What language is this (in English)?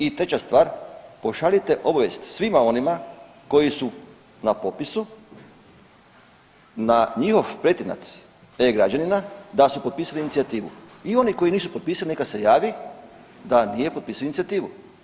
Croatian